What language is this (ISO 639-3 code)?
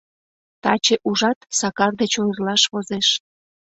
chm